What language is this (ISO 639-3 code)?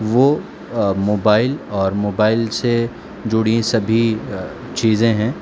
urd